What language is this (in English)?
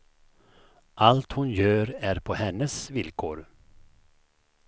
Swedish